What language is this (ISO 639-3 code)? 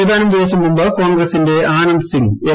mal